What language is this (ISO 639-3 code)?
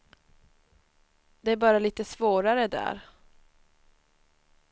swe